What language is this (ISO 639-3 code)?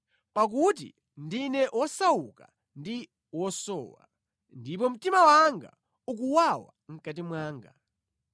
nya